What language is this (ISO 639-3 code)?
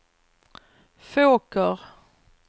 swe